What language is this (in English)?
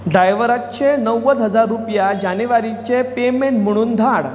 Konkani